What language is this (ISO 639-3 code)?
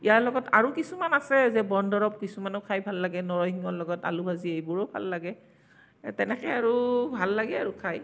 asm